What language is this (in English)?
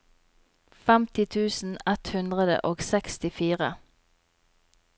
Norwegian